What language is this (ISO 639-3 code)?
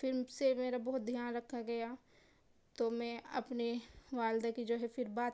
urd